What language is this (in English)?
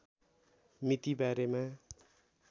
Nepali